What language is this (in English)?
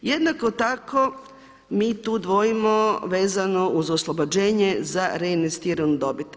Croatian